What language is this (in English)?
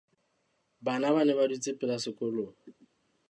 Southern Sotho